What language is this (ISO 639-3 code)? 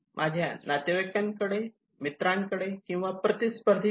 mar